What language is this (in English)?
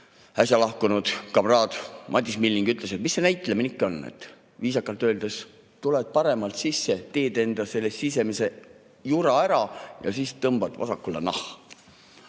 Estonian